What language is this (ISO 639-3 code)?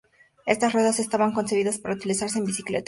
spa